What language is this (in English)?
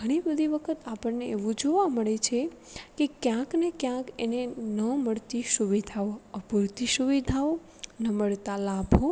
Gujarati